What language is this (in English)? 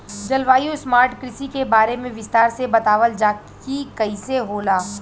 Bhojpuri